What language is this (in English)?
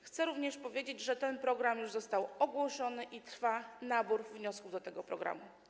Polish